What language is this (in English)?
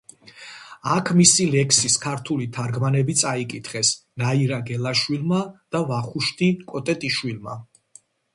Georgian